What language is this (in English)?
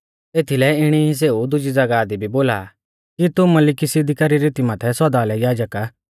Mahasu Pahari